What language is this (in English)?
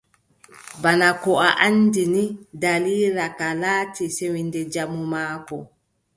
Adamawa Fulfulde